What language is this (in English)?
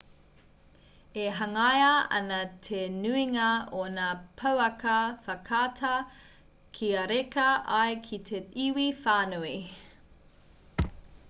Māori